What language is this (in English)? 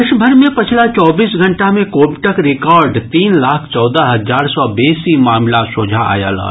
Maithili